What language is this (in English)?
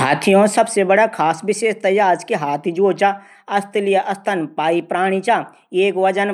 Garhwali